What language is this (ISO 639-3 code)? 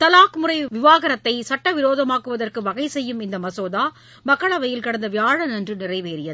tam